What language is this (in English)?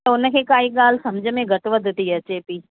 Sindhi